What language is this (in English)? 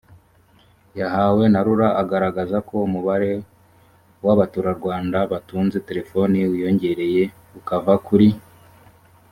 Kinyarwanda